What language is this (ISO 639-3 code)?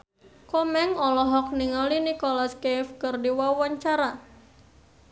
sun